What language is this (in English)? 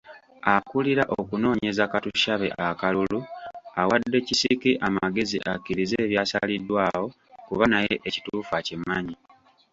Ganda